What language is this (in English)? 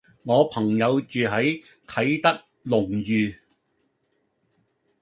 Cantonese